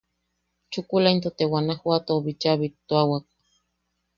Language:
Yaqui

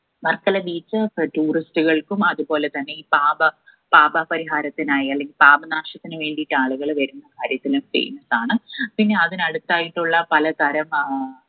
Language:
Malayalam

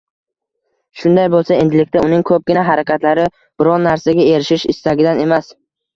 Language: Uzbek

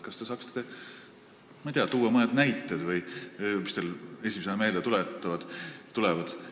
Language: Estonian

